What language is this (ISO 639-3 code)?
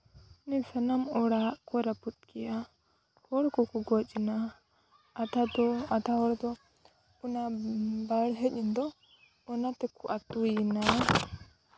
sat